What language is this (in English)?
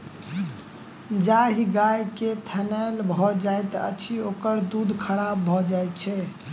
Maithili